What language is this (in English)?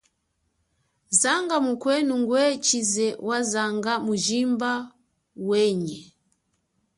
Chokwe